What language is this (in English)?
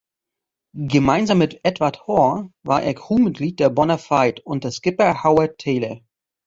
German